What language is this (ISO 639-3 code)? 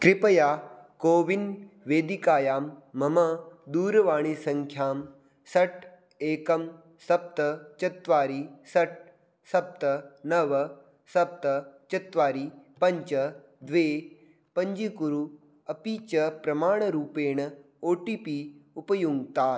san